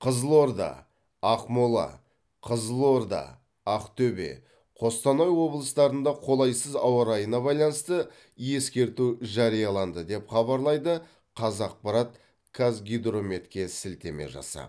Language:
Kazakh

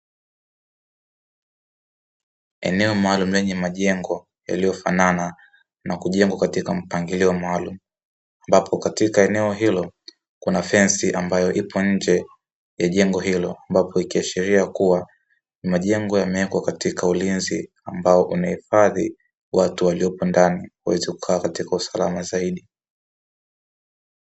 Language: Swahili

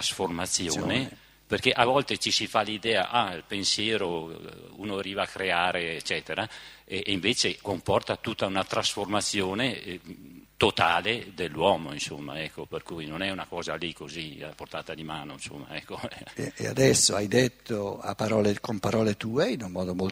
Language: Italian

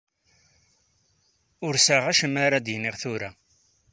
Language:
Kabyle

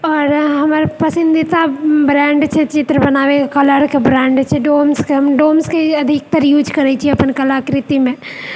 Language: Maithili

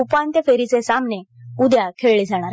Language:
Marathi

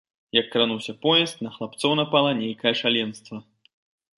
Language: Belarusian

